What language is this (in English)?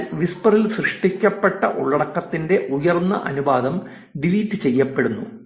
Malayalam